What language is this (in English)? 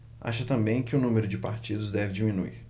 Portuguese